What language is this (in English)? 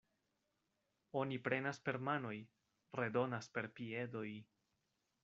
Esperanto